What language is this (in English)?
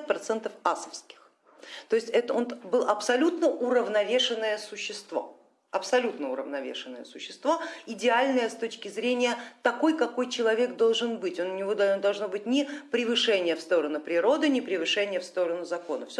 Russian